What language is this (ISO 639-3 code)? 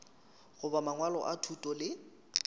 nso